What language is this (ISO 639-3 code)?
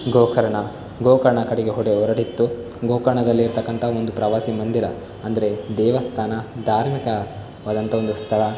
kan